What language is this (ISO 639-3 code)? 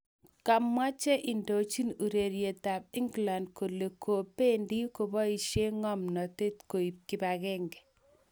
kln